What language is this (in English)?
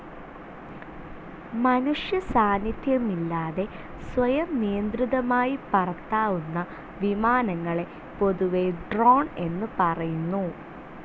Malayalam